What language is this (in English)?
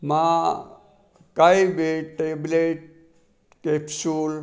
Sindhi